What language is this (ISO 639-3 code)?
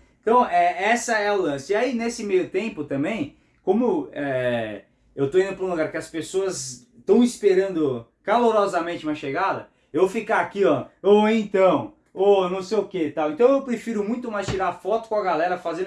por